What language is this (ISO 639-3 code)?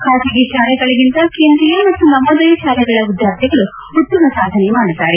kan